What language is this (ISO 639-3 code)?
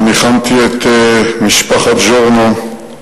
heb